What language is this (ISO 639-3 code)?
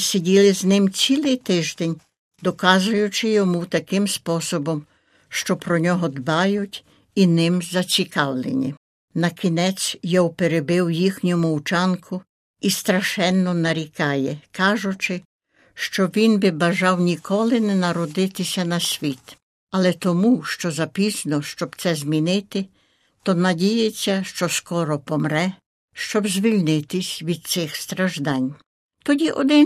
ukr